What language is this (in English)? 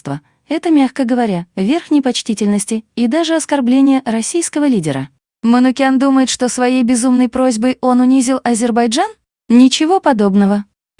Russian